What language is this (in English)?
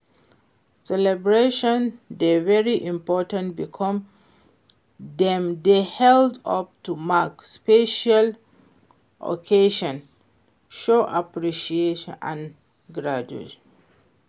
Nigerian Pidgin